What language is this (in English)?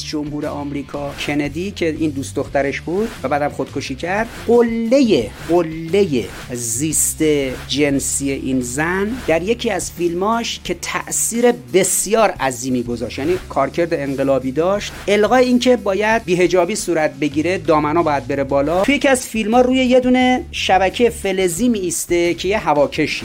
Persian